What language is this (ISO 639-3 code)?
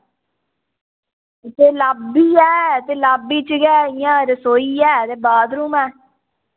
doi